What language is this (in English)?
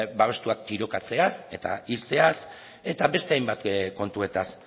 Basque